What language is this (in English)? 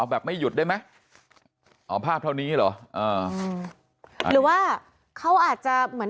Thai